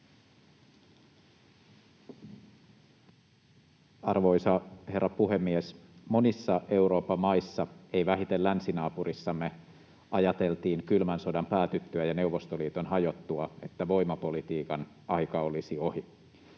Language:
Finnish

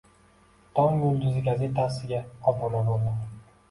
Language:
Uzbek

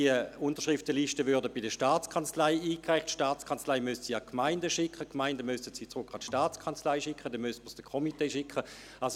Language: Swiss German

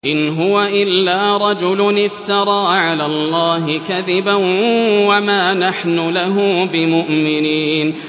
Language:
Arabic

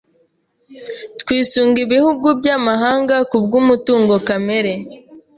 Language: Kinyarwanda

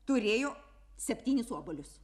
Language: Lithuanian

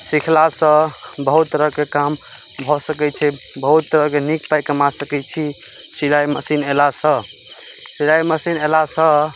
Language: Maithili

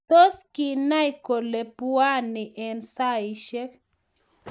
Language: Kalenjin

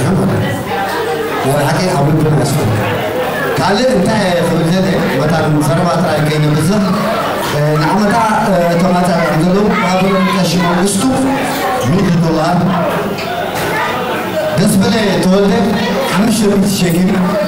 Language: Arabic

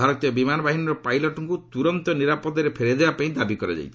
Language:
Odia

